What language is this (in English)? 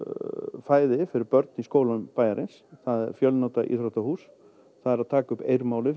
Icelandic